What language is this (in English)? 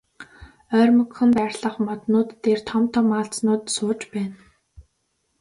Mongolian